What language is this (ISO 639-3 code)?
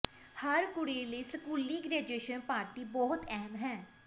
pan